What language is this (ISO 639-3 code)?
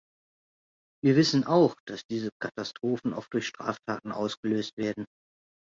deu